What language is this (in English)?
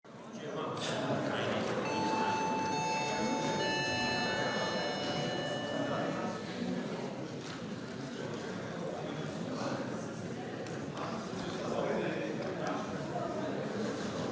Slovenian